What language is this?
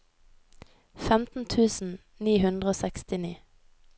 Norwegian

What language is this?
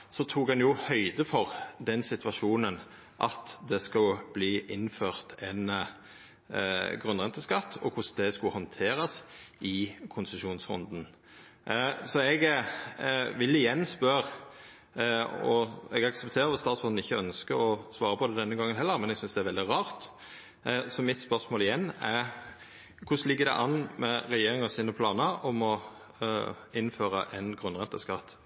Norwegian Nynorsk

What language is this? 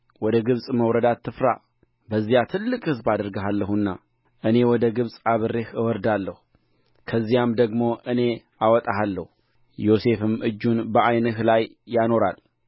Amharic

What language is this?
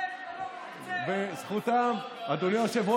Hebrew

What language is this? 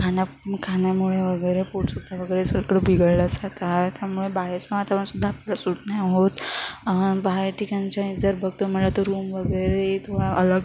Marathi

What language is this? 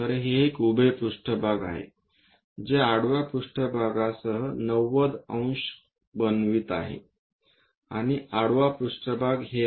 Marathi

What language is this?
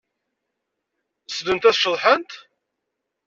Kabyle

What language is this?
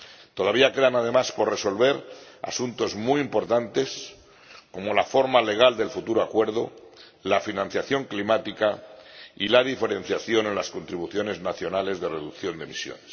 Spanish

